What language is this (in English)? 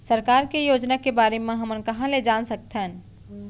Chhattisgarhi